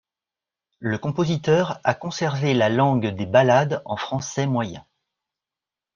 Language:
French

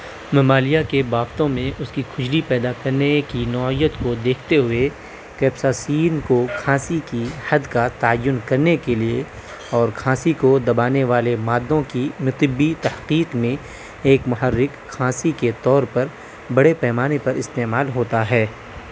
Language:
Urdu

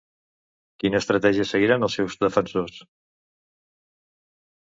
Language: Catalan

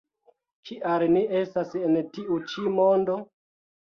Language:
Esperanto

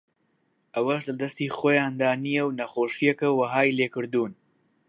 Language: Central Kurdish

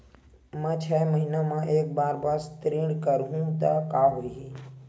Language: Chhattisgarhi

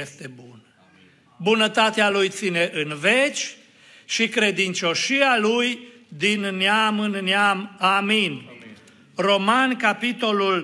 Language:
Romanian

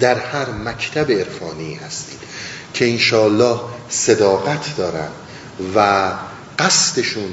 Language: Persian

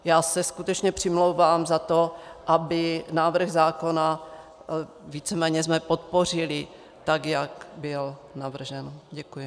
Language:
Czech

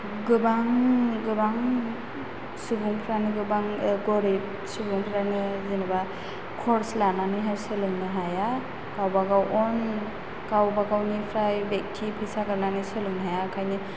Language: Bodo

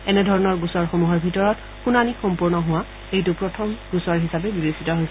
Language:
Assamese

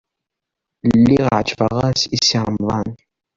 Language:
Kabyle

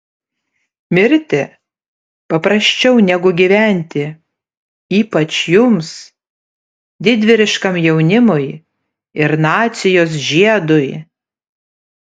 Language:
Lithuanian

